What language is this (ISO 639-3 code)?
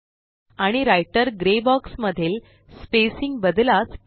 mar